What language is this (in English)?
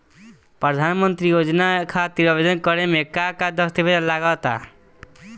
Bhojpuri